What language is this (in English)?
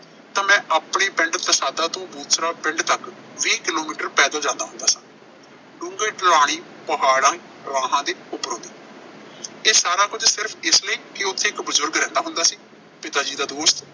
Punjabi